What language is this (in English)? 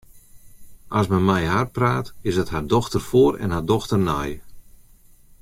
Western Frisian